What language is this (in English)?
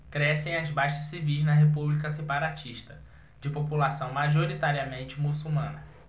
Portuguese